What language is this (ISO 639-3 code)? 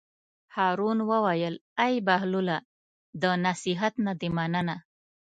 pus